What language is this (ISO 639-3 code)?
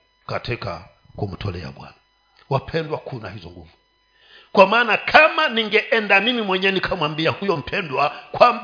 swa